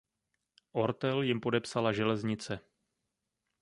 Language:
Czech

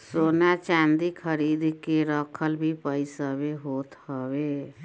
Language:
Bhojpuri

